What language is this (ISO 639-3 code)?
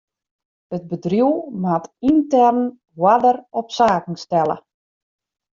fry